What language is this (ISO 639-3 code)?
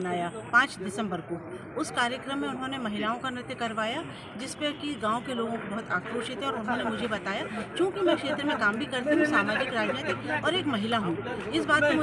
hin